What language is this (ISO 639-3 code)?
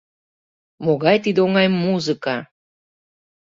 chm